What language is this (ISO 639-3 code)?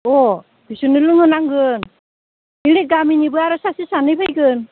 brx